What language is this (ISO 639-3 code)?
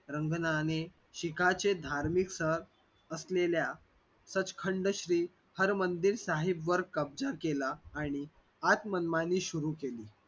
mar